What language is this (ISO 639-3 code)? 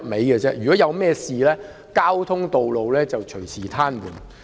yue